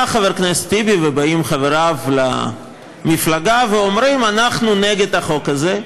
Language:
Hebrew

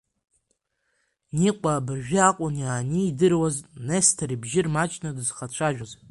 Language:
Abkhazian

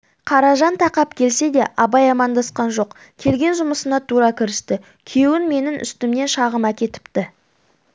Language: Kazakh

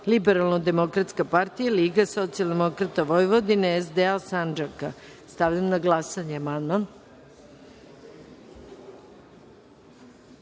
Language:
Serbian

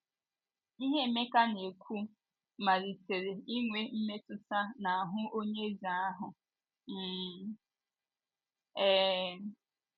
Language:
Igbo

